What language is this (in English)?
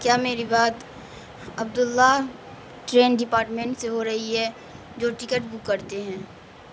Urdu